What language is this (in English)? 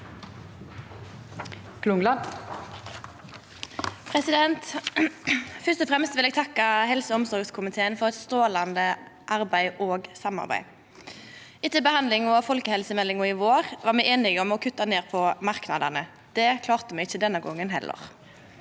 Norwegian